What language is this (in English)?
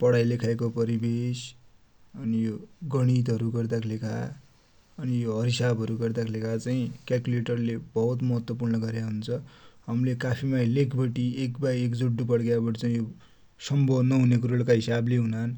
Dotyali